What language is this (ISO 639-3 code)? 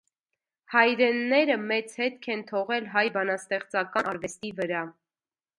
hye